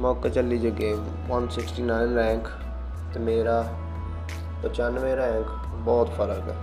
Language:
Punjabi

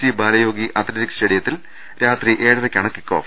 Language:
Malayalam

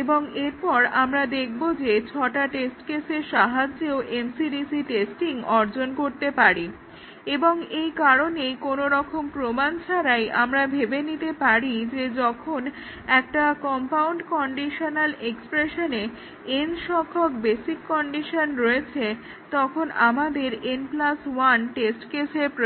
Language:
Bangla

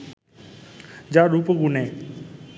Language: Bangla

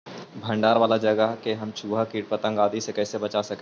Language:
Magahi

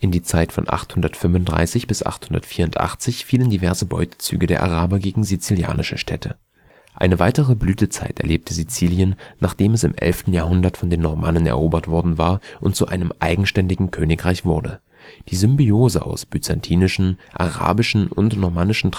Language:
German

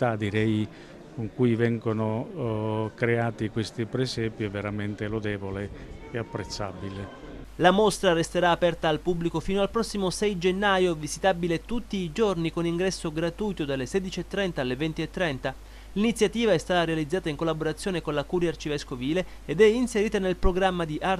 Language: Italian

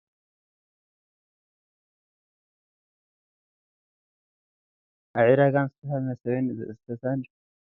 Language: Tigrinya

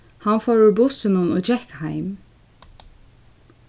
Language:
Faroese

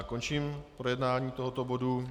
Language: Czech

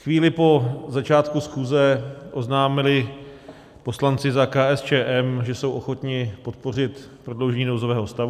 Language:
Czech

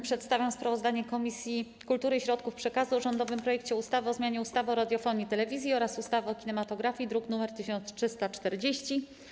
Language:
Polish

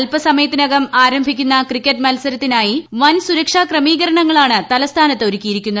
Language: Malayalam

